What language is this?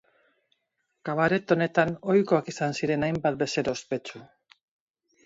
Basque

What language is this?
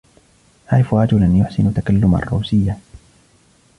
Arabic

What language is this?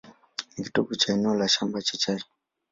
Swahili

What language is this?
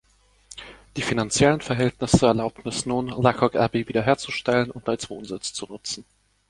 German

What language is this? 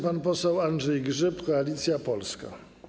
Polish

